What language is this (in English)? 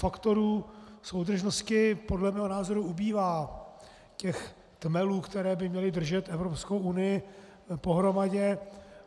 Czech